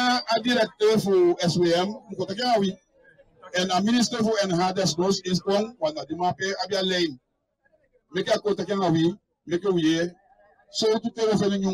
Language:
Dutch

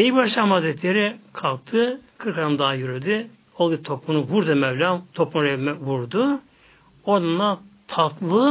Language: Turkish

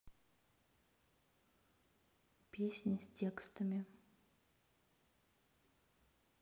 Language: Russian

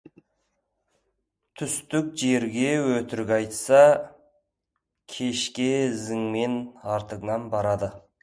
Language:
Kazakh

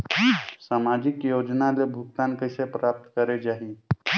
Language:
Chhattisgarhi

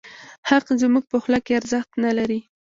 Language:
Pashto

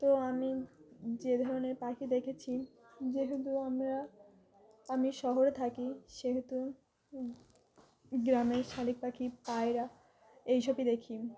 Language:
Bangla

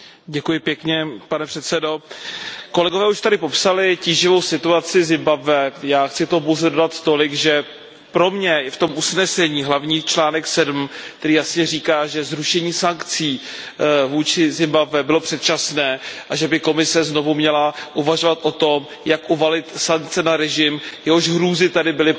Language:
Czech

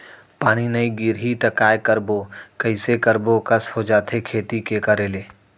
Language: Chhattisgarhi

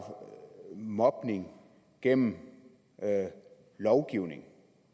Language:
Danish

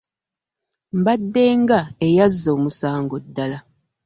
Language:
Ganda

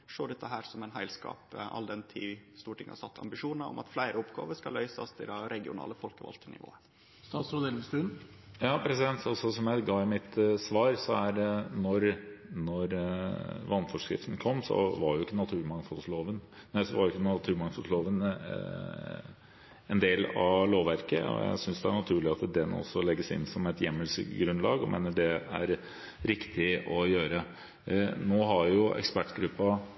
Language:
Norwegian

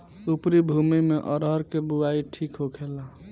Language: Bhojpuri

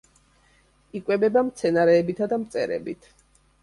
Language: Georgian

